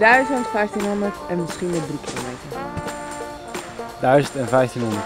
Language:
Dutch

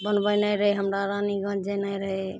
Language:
Maithili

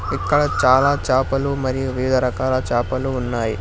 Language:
Telugu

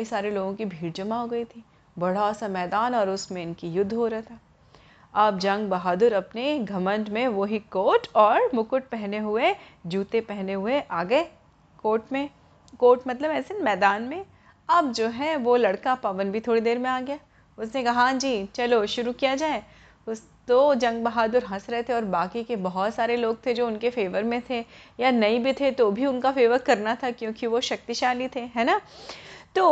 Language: Hindi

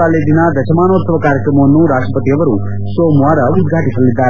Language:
Kannada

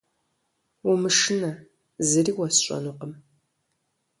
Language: Kabardian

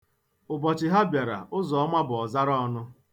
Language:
Igbo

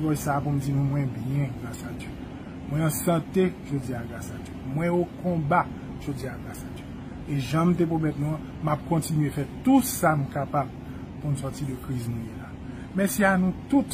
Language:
French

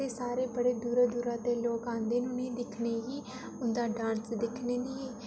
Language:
Dogri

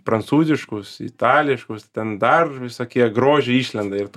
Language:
Lithuanian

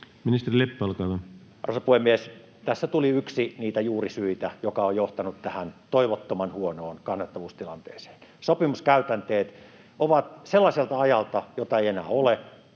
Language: Finnish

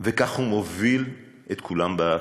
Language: Hebrew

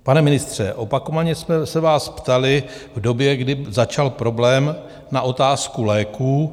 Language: Czech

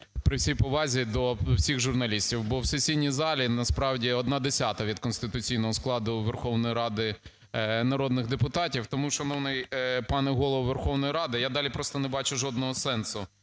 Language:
Ukrainian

